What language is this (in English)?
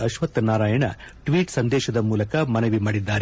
Kannada